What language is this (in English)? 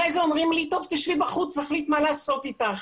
Hebrew